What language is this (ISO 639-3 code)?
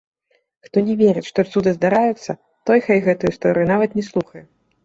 bel